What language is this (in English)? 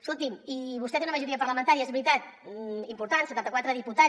Catalan